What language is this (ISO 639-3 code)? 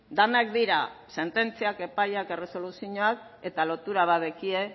eus